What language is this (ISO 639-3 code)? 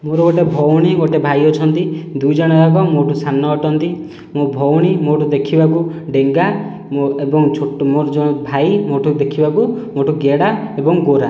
ori